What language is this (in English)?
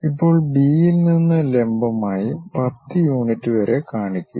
Malayalam